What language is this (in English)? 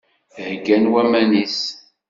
Kabyle